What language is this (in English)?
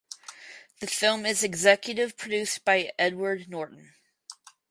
English